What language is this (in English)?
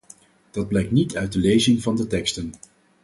Dutch